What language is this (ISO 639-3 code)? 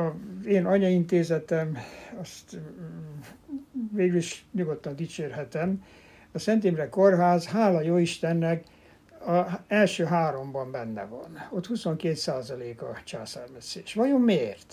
hun